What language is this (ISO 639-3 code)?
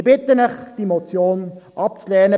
gsw